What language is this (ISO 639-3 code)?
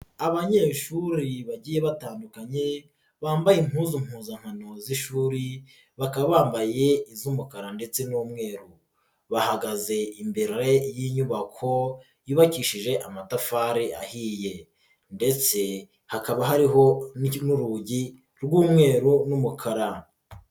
kin